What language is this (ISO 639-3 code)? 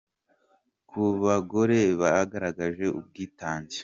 kin